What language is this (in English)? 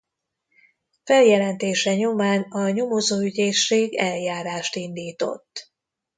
Hungarian